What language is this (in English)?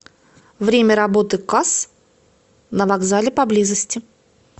Russian